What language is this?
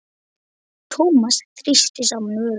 Icelandic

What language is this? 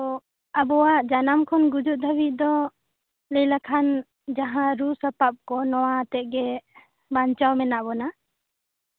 Santali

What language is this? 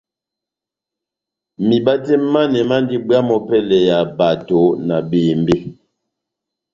Batanga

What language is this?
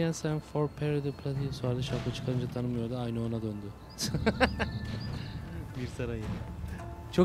Turkish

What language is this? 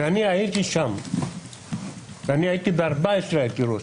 Hebrew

